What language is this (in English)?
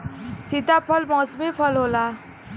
Bhojpuri